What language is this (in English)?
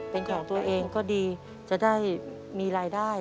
Thai